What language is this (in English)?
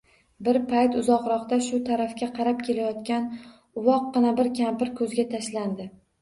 Uzbek